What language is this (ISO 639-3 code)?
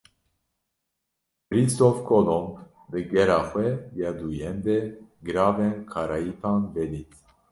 kur